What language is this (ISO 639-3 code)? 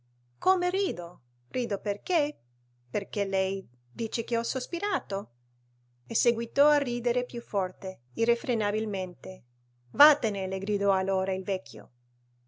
ita